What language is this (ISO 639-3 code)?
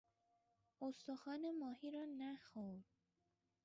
fas